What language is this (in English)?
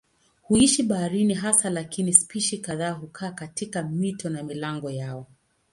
Swahili